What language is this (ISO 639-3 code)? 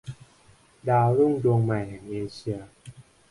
tha